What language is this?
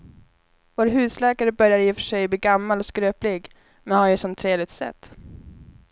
Swedish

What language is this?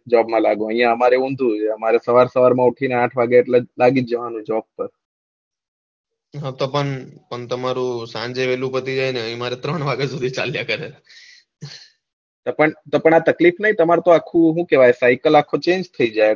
Gujarati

